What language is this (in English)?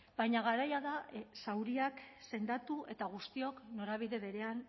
Basque